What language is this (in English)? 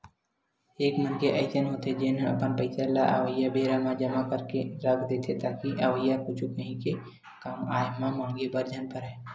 Chhattisgarhi